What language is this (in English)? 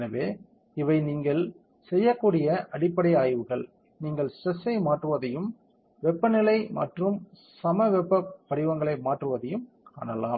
Tamil